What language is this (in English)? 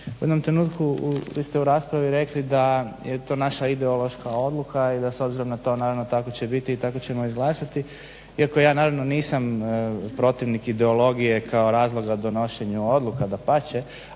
Croatian